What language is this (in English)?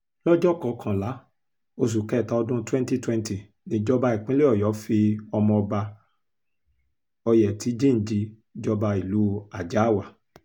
Yoruba